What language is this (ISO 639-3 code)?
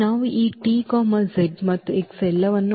kan